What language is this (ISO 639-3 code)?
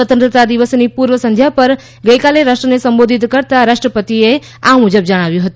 guj